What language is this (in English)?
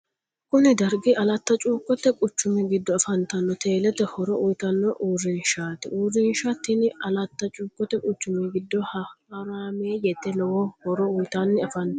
Sidamo